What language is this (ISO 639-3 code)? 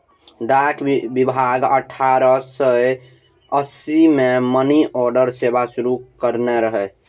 mai